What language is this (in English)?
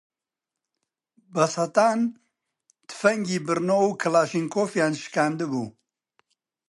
Central Kurdish